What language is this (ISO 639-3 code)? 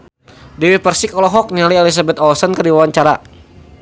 sun